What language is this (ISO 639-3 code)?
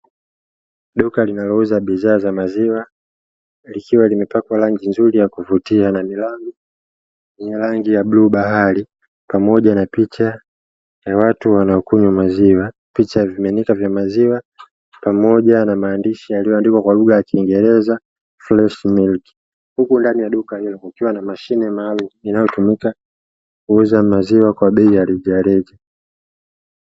swa